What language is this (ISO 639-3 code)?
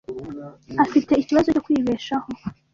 kin